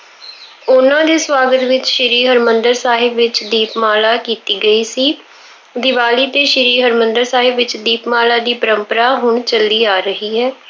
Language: Punjabi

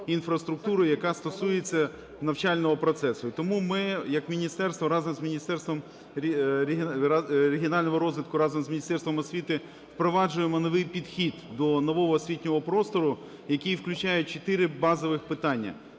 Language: Ukrainian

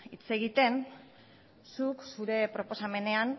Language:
Basque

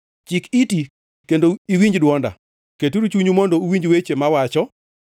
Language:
Luo (Kenya and Tanzania)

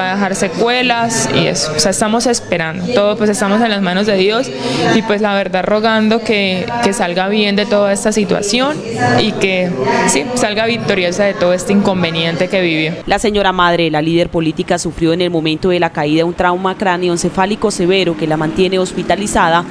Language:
Spanish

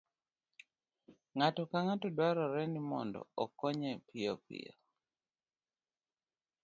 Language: Luo (Kenya and Tanzania)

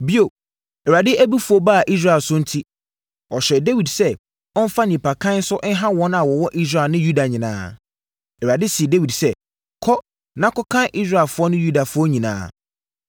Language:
Akan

